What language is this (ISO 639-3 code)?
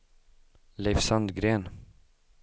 swe